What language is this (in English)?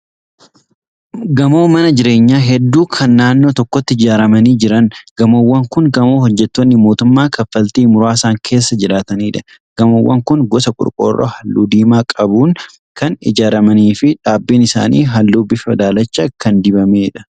Oromo